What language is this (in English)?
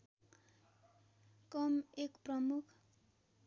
Nepali